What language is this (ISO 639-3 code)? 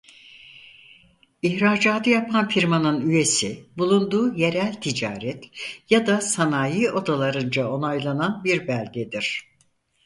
tur